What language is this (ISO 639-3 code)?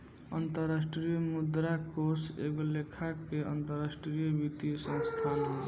bho